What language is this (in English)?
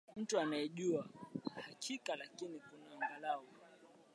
Swahili